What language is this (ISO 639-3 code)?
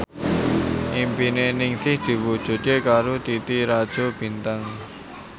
jav